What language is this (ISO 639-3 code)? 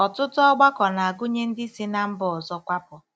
ibo